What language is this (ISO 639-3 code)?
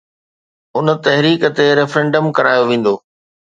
snd